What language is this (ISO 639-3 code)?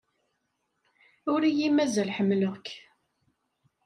kab